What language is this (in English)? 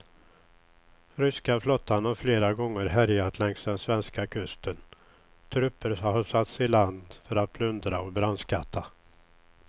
Swedish